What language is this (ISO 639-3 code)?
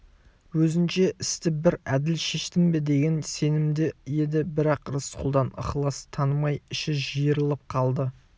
kaz